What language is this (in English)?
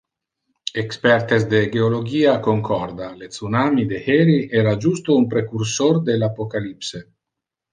Interlingua